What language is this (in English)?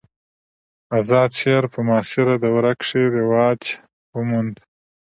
Pashto